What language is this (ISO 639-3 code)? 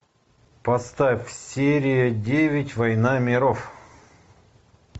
rus